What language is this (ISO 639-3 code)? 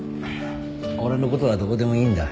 jpn